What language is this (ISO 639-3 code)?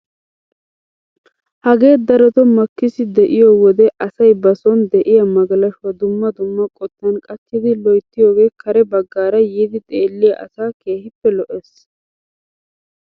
wal